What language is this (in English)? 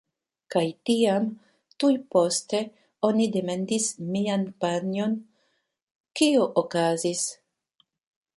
Esperanto